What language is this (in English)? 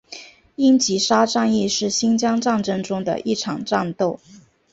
Chinese